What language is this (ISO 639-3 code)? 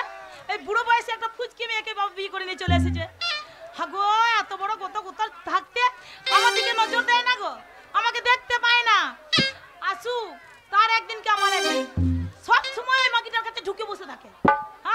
eng